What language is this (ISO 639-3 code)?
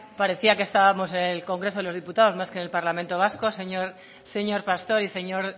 spa